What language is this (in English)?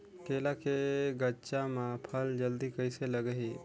Chhattisgarhi